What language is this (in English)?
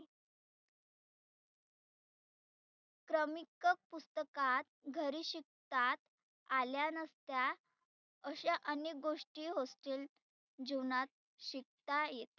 Marathi